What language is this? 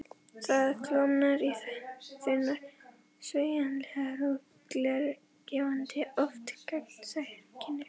Icelandic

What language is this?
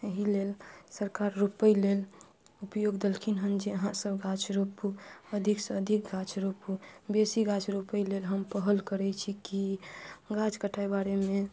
Maithili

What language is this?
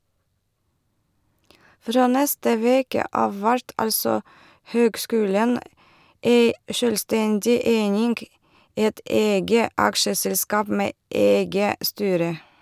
Norwegian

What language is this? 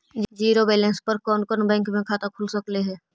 Magahi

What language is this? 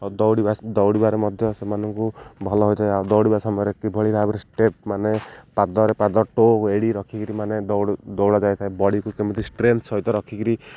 Odia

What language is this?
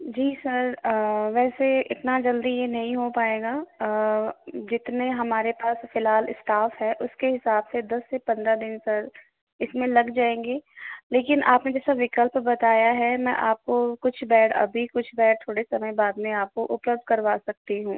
Hindi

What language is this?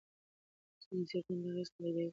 Pashto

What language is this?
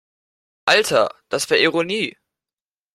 German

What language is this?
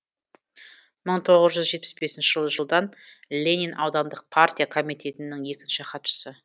Kazakh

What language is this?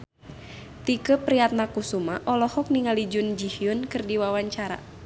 Sundanese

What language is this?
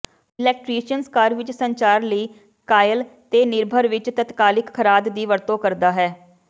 Punjabi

